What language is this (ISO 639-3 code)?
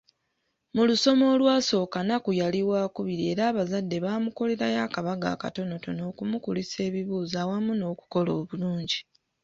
lug